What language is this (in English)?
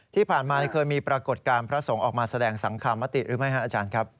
Thai